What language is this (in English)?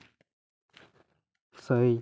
Santali